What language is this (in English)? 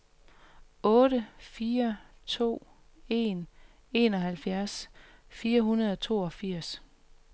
Danish